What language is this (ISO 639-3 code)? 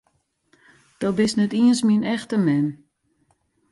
fry